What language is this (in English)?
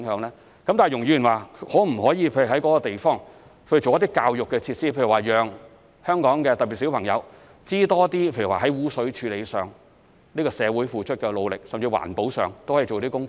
Cantonese